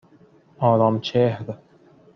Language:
Persian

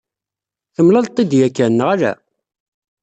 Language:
Kabyle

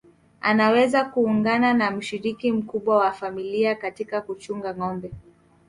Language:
Swahili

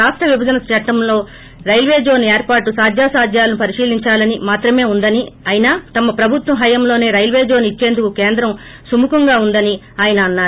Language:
Telugu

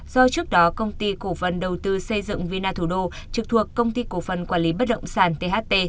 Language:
Vietnamese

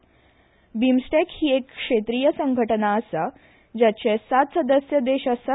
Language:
Konkani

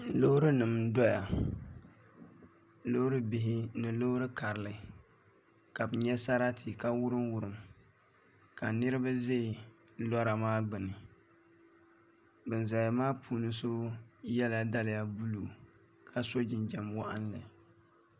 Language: Dagbani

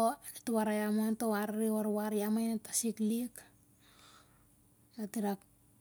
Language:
Siar-Lak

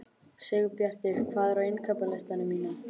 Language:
Icelandic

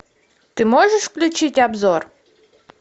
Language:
Russian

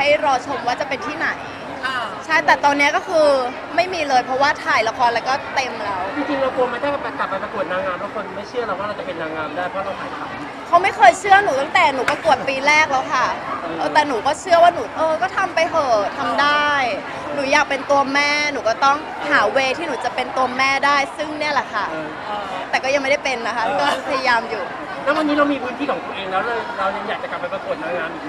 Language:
Thai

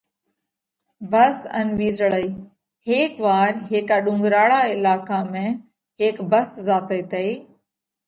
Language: Parkari Koli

